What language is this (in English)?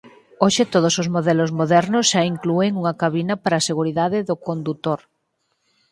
Galician